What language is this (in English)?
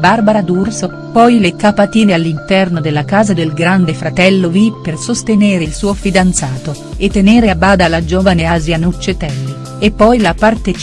Italian